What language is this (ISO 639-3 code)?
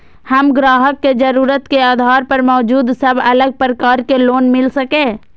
mai